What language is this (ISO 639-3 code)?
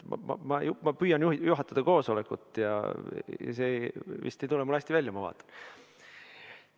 est